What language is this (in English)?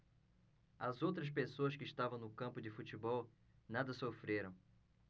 Portuguese